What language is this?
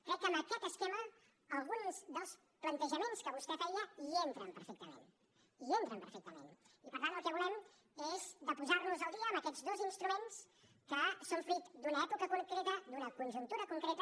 Catalan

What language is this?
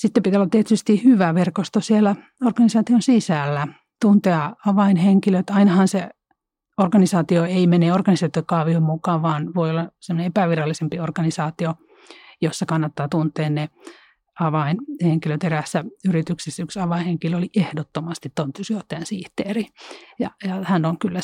Finnish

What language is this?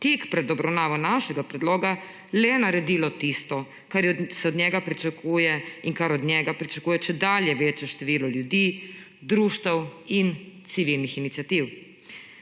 Slovenian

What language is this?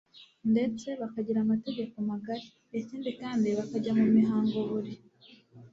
Kinyarwanda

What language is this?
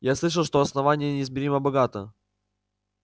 Russian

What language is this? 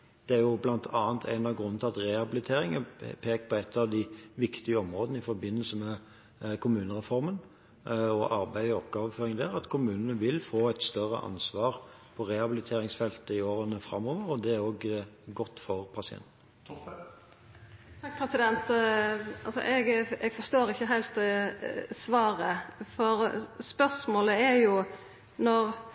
Norwegian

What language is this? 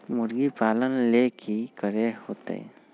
Magahi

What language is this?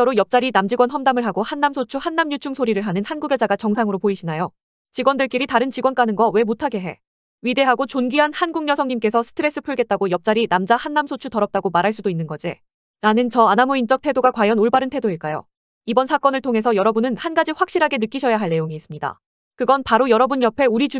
Korean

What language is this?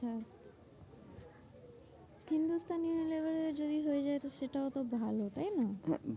Bangla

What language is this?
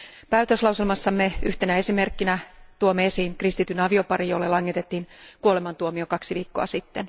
Finnish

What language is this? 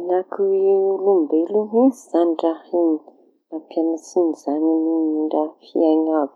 Tanosy Malagasy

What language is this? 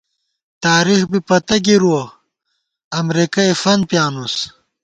Gawar-Bati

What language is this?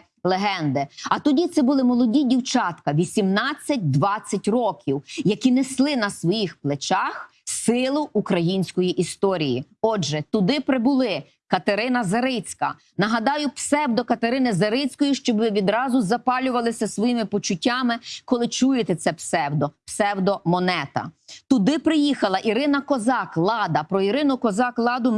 Ukrainian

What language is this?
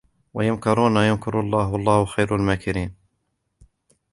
Arabic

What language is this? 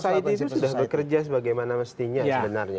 Indonesian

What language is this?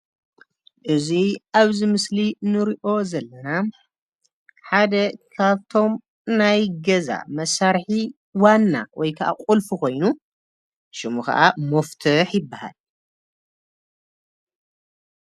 Tigrinya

